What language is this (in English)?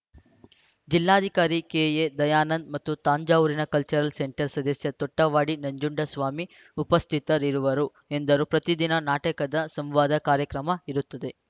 Kannada